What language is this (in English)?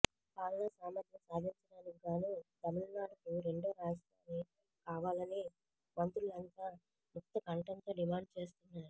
Telugu